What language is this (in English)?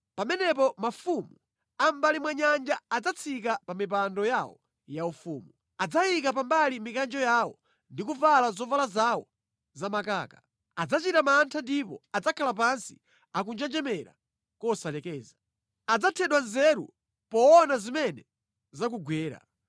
Nyanja